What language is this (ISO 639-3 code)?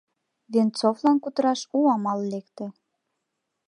chm